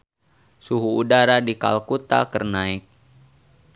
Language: Sundanese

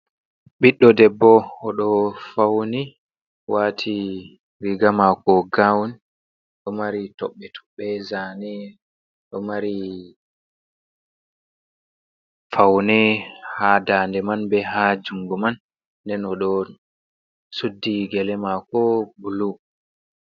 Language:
Fula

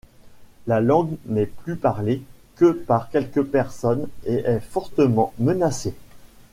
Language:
French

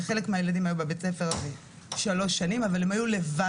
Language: Hebrew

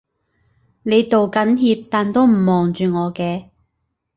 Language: Cantonese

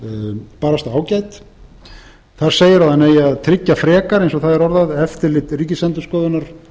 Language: Icelandic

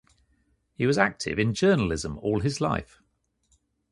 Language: English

